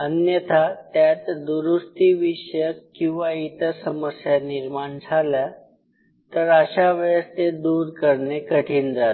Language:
Marathi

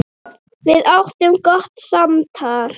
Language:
Icelandic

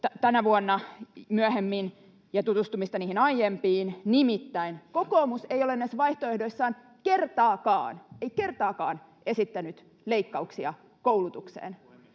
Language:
Finnish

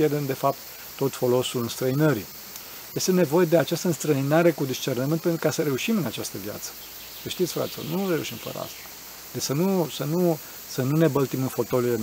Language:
Romanian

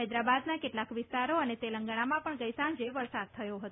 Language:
Gujarati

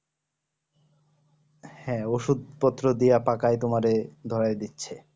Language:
Bangla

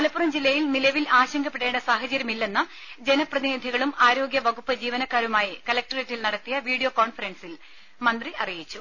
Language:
Malayalam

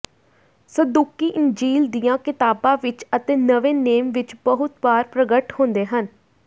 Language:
Punjabi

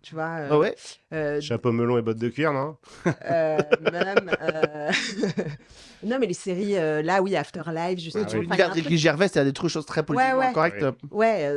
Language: French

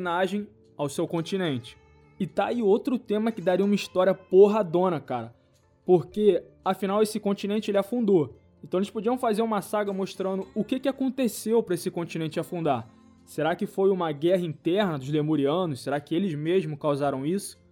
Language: Portuguese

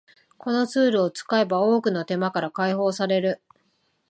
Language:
Japanese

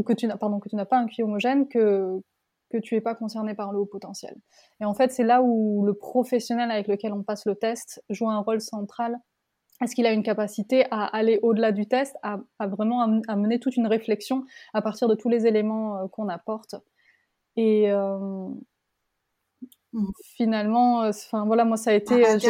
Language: French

